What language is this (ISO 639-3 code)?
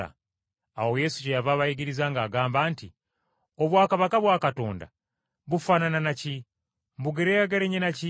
lug